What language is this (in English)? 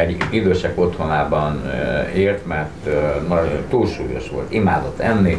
Hungarian